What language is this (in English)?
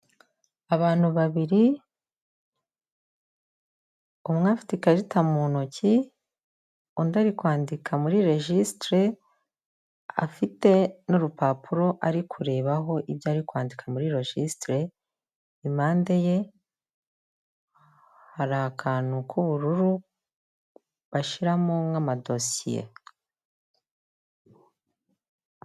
Kinyarwanda